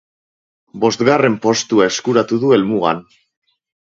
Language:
Basque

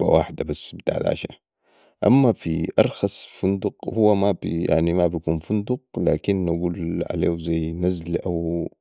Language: Sudanese Arabic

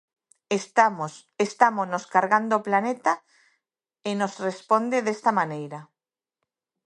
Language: Galician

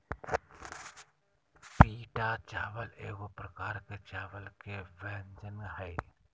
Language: Magahi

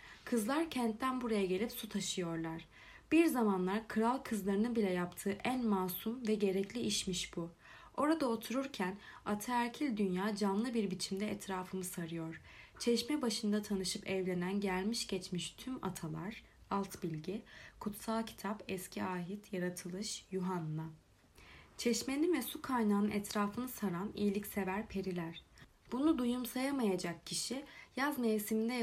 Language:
Turkish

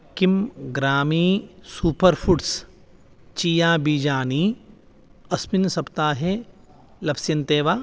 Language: Sanskrit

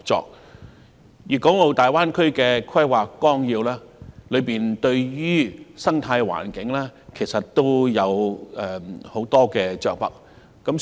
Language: Cantonese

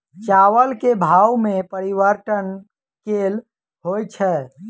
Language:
Maithili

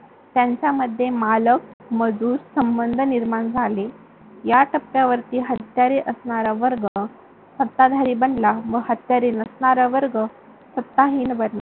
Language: Marathi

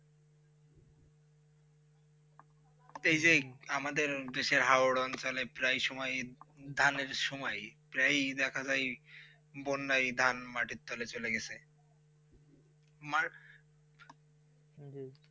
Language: Bangla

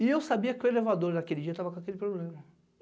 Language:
Portuguese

